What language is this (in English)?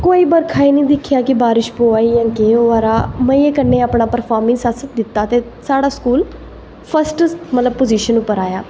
Dogri